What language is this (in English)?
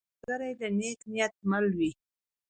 Pashto